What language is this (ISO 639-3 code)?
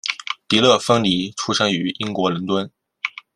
zho